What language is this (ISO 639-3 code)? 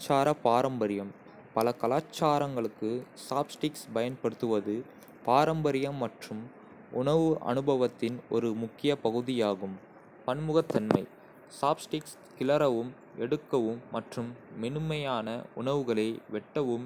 kfe